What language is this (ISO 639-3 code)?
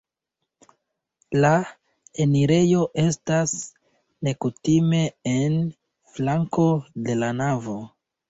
epo